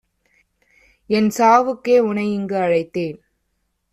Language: Tamil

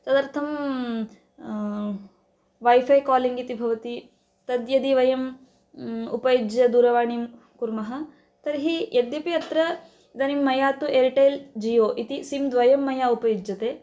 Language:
Sanskrit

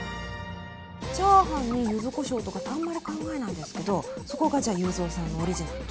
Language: Japanese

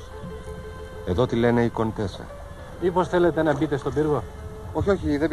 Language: Greek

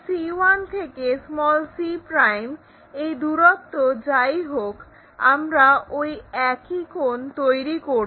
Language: Bangla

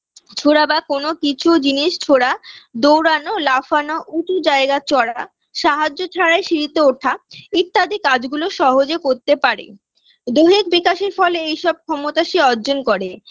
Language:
Bangla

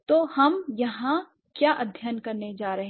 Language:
Hindi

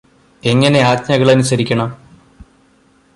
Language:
Malayalam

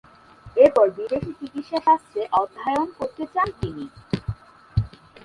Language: Bangla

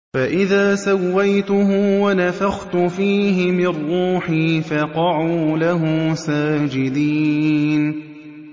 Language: Arabic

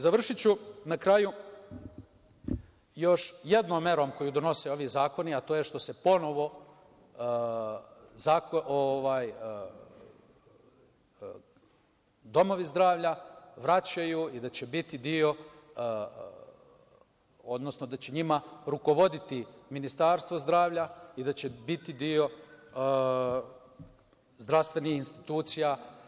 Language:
Serbian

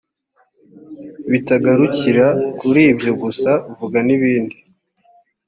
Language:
Kinyarwanda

